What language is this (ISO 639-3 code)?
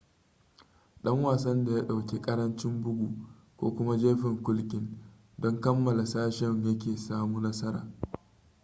hau